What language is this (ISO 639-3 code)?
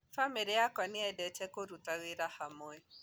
kik